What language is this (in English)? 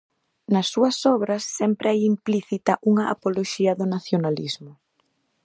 Galician